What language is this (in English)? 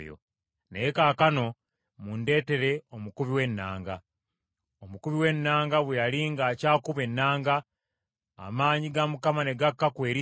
Ganda